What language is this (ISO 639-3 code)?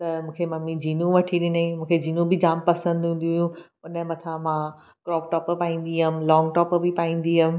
snd